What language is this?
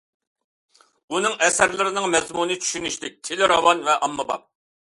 Uyghur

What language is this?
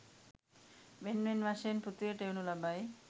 Sinhala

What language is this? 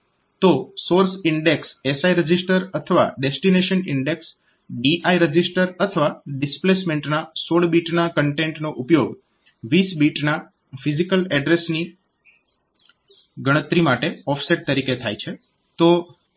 Gujarati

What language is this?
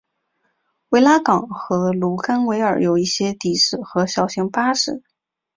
Chinese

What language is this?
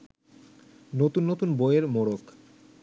Bangla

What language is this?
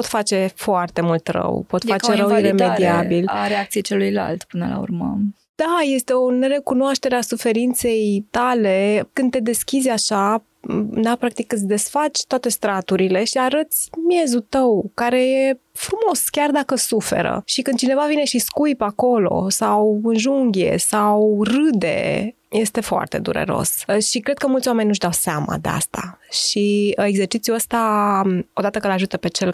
Romanian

